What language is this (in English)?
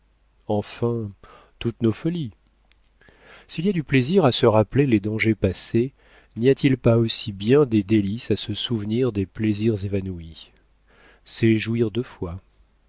French